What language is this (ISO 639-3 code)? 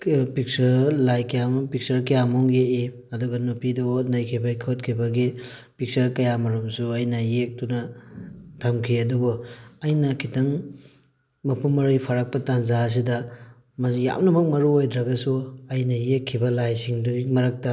mni